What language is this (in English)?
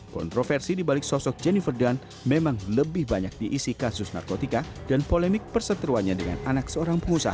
Indonesian